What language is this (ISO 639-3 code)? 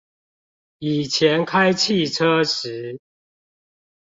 zho